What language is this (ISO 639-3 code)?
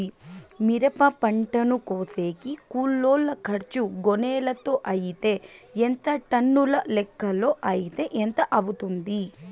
tel